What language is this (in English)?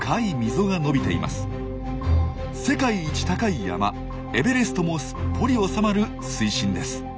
Japanese